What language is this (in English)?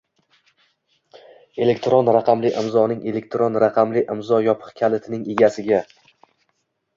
Uzbek